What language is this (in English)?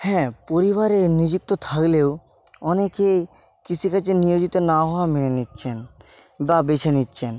Bangla